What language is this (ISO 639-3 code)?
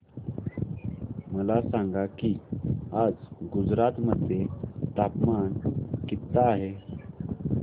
mar